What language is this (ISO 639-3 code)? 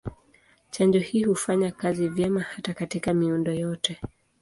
swa